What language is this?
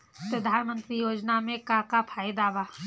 Bhojpuri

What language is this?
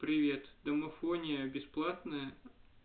Russian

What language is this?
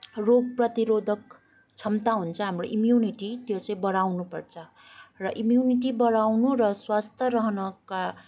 Nepali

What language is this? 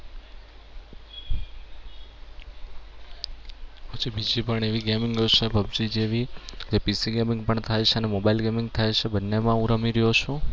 Gujarati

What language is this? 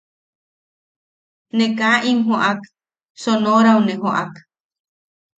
Yaqui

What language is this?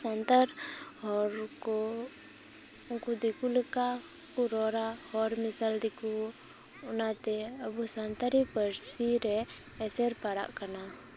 Santali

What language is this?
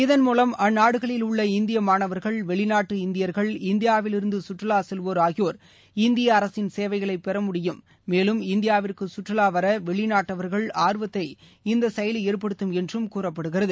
Tamil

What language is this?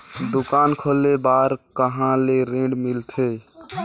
Chhattisgarhi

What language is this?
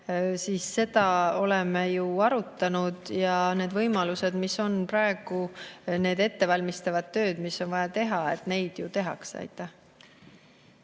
Estonian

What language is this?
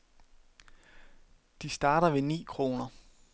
Danish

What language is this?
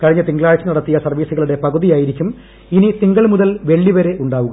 Malayalam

